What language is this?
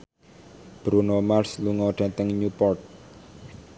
Javanese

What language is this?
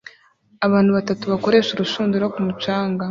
Kinyarwanda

